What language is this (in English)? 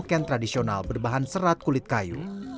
Indonesian